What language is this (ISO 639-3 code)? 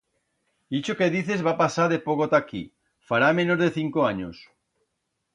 arg